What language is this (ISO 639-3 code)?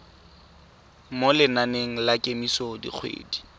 tsn